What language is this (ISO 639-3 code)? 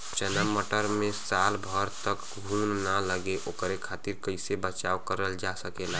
bho